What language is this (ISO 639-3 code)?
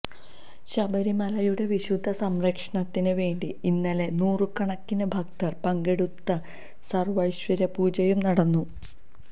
mal